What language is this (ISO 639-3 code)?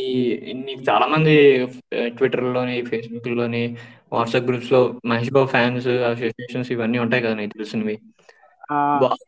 tel